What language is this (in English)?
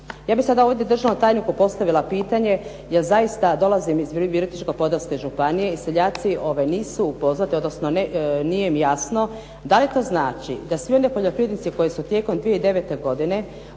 Croatian